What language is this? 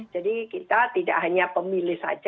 Indonesian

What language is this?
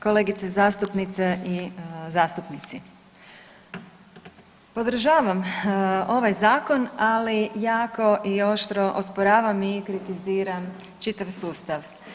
Croatian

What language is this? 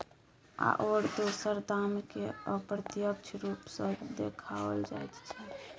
Maithili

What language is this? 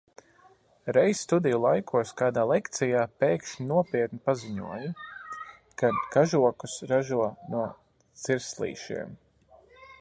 Latvian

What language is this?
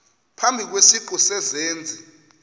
Xhosa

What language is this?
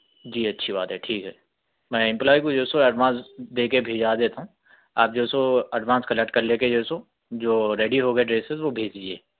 Urdu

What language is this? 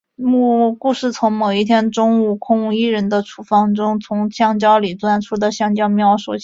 Chinese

